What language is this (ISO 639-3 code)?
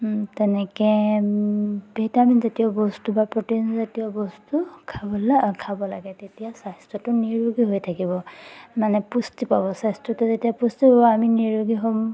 asm